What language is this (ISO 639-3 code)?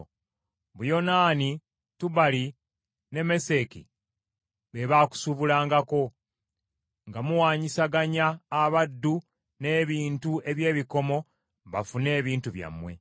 lug